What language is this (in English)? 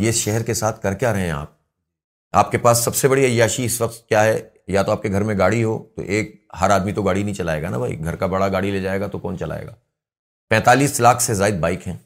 Urdu